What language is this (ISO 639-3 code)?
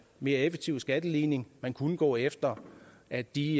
dan